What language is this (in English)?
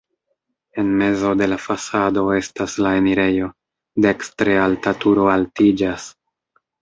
Esperanto